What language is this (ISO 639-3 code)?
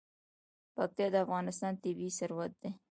pus